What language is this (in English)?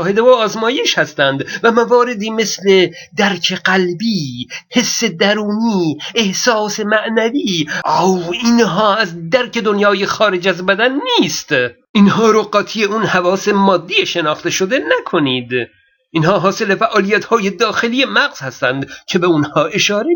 Persian